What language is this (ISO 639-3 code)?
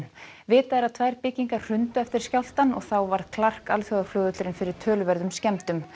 isl